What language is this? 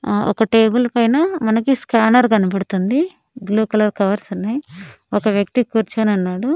Telugu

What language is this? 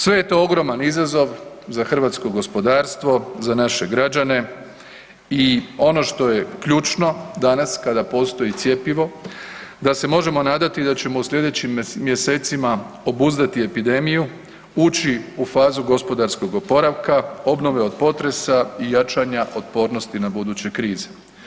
Croatian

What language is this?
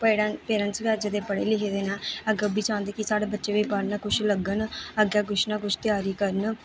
Dogri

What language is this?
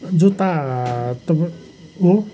Nepali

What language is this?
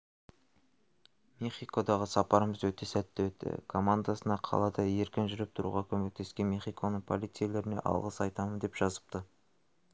Kazakh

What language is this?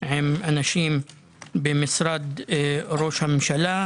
Hebrew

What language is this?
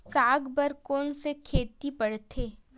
Chhattisgarhi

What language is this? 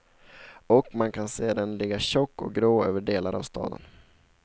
Swedish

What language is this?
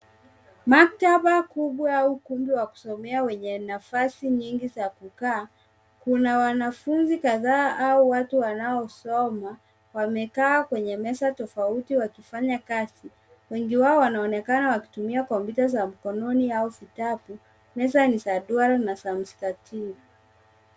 Swahili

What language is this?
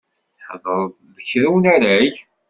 Kabyle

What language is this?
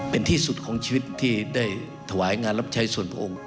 Thai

